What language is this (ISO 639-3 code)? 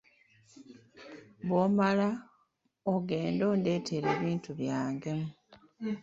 lug